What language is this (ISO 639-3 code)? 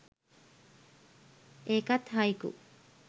sin